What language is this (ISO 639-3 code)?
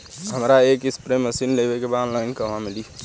bho